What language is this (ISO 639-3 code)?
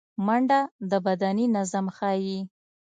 pus